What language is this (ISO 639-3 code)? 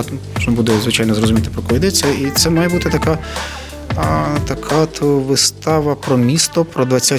ukr